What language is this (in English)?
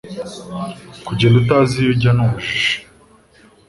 Kinyarwanda